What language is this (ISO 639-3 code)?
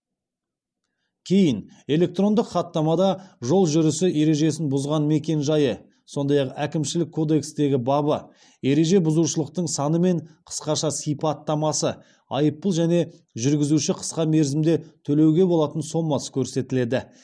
kaz